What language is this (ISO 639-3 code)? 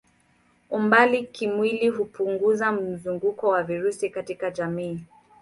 swa